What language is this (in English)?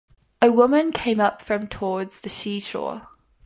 English